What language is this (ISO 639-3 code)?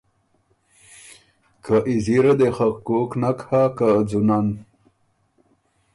oru